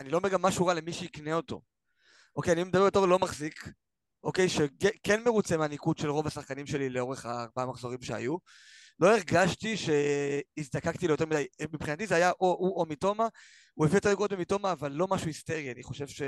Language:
Hebrew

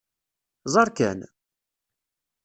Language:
Kabyle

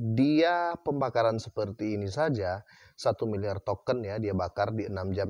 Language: Indonesian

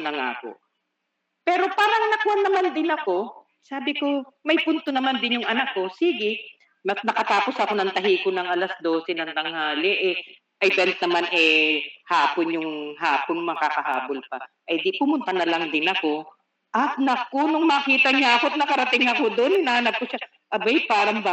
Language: Filipino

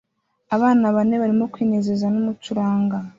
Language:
Kinyarwanda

